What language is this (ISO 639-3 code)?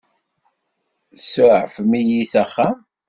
kab